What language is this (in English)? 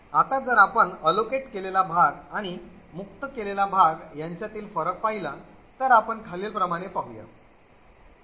Marathi